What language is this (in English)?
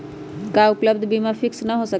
Magahi